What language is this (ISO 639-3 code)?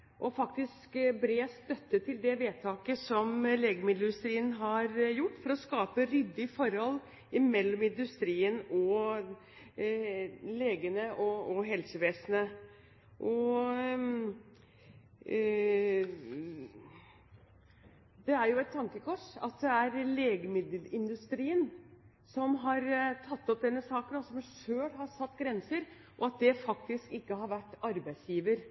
nob